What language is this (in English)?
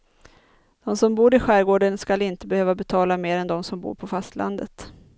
Swedish